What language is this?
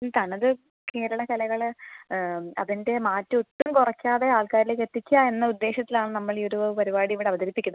Malayalam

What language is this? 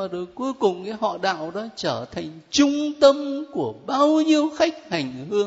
Vietnamese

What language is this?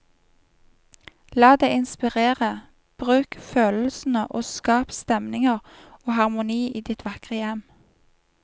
Norwegian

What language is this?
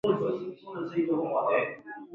Swahili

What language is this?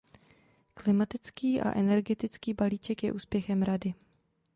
Czech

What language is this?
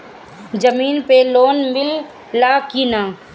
Bhojpuri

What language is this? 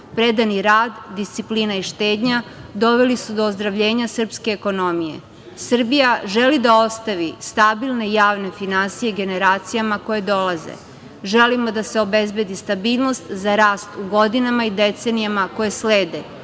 Serbian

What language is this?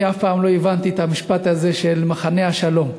Hebrew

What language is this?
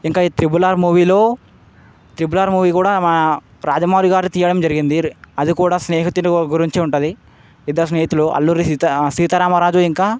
Telugu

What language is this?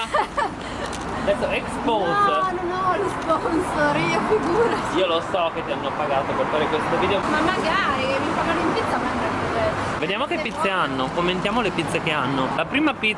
Italian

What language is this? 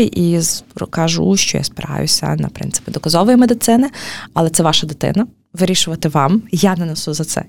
Ukrainian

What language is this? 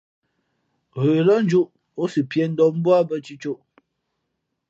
Fe'fe'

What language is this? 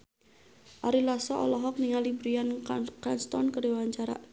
Sundanese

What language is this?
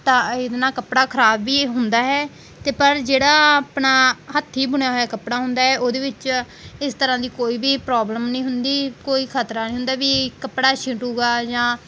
Punjabi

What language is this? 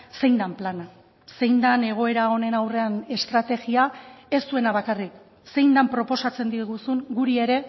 Basque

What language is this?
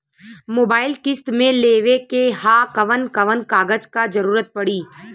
Bhojpuri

